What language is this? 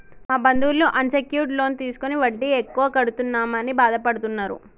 Telugu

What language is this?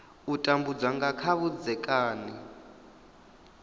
Venda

